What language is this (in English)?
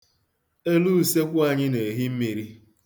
Igbo